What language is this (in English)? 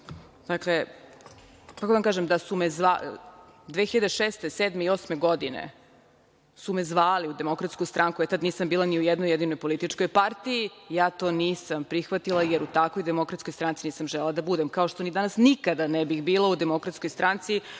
Serbian